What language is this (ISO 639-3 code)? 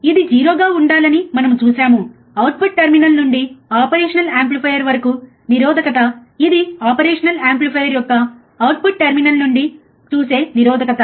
tel